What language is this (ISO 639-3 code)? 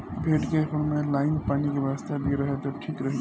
bho